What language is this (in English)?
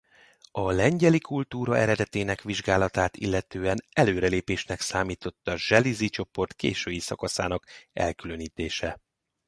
Hungarian